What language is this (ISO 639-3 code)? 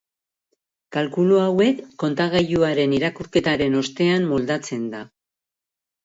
eus